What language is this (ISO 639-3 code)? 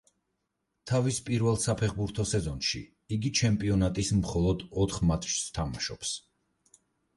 kat